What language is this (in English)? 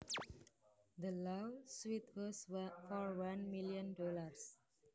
Javanese